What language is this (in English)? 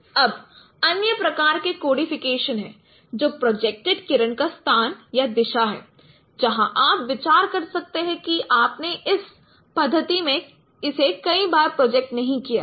Hindi